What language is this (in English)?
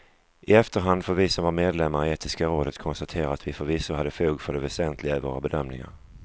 Swedish